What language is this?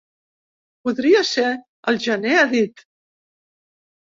Catalan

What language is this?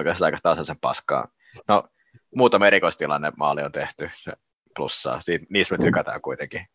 Finnish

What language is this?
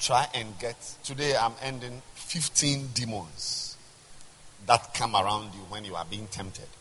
English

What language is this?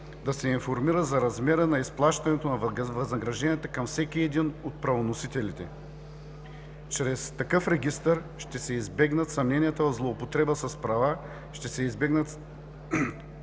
Bulgarian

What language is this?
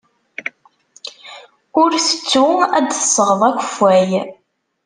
Kabyle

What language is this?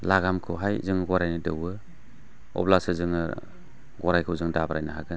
Bodo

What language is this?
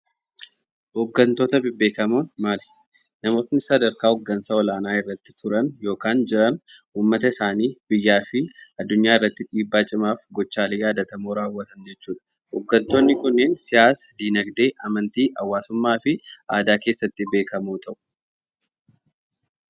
Oromo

